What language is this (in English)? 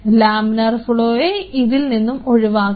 Malayalam